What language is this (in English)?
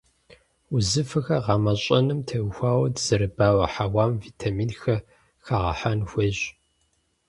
Kabardian